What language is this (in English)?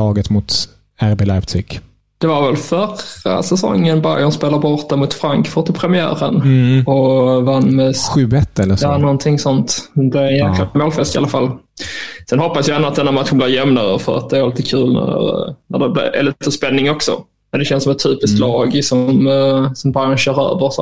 Swedish